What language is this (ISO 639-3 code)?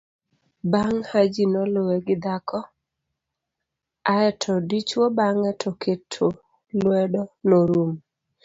luo